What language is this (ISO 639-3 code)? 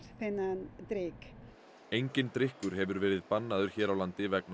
isl